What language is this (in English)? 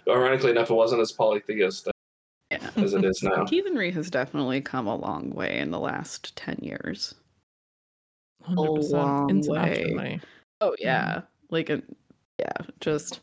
English